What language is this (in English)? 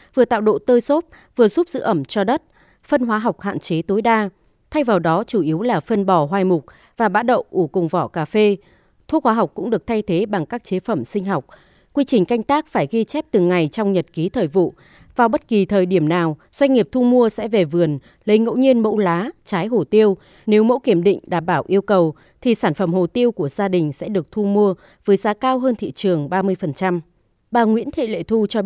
Vietnamese